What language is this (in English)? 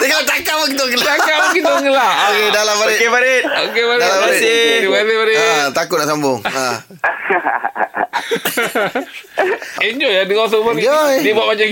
Malay